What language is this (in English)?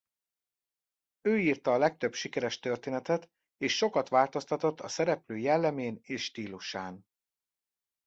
Hungarian